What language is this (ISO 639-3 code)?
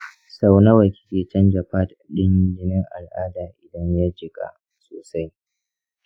hau